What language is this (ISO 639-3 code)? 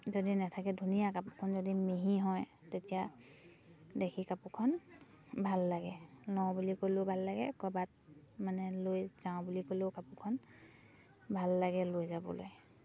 asm